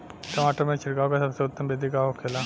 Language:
Bhojpuri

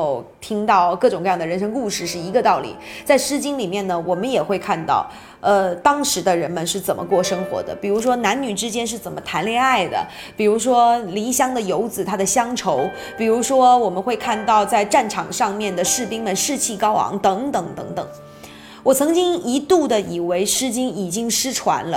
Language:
Chinese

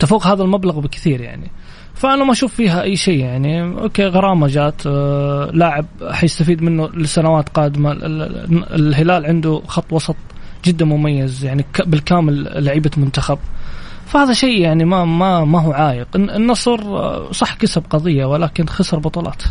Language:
Arabic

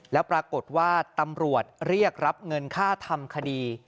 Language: Thai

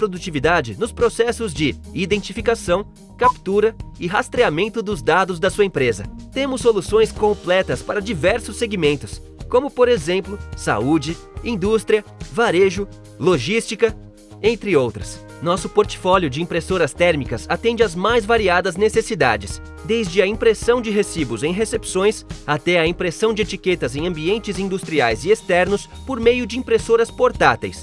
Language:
Portuguese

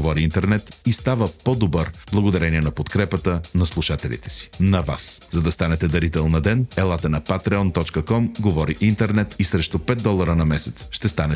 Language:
Bulgarian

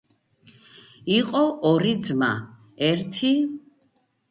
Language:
Georgian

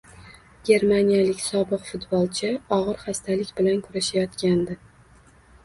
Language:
Uzbek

